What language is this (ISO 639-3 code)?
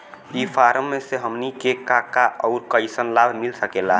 bho